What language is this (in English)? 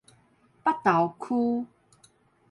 Min Nan Chinese